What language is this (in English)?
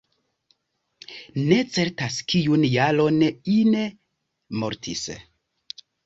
Esperanto